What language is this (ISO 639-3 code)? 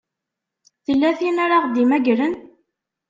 kab